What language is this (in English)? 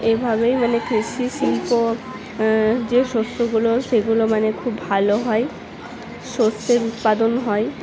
Bangla